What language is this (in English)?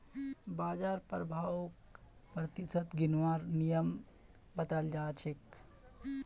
Magahi